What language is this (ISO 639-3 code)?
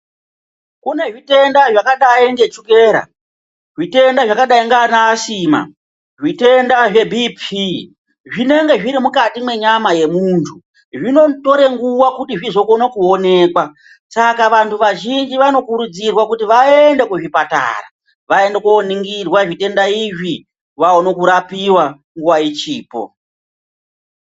ndc